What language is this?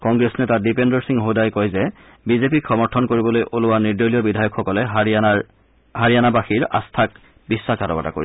Assamese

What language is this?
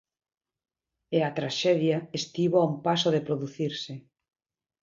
Galician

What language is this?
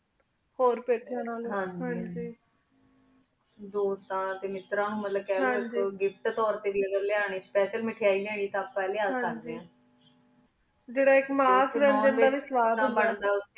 Punjabi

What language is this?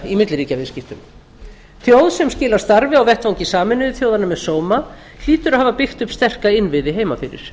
Icelandic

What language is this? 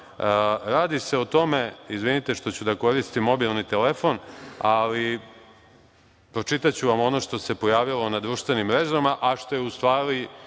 Serbian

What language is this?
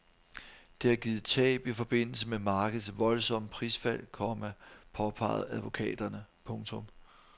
Danish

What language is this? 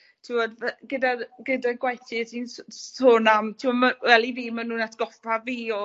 Welsh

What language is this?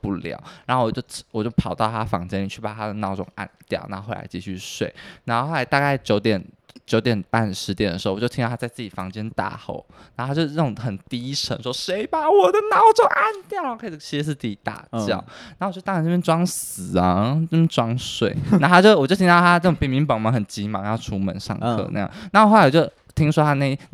Chinese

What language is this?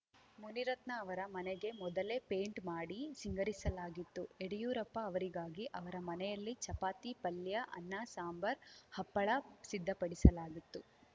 Kannada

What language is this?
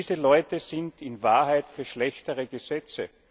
German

